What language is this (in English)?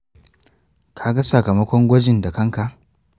Hausa